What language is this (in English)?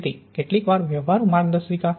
Gujarati